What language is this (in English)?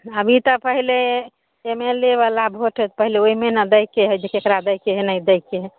Maithili